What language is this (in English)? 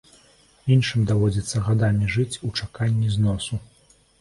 Belarusian